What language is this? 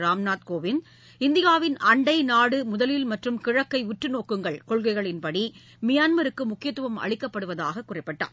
Tamil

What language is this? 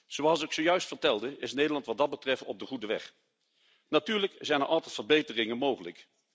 Dutch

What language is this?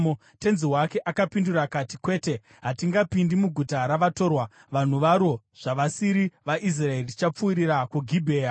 Shona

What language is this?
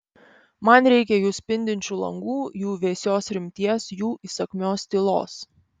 Lithuanian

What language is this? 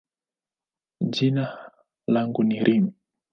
Swahili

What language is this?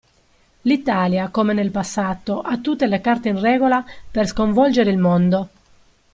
Italian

